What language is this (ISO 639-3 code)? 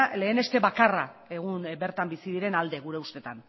eus